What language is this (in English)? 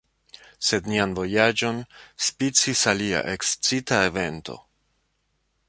Esperanto